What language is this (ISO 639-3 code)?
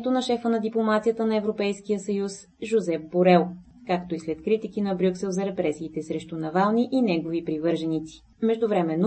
bul